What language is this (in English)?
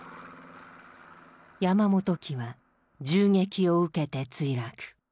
Japanese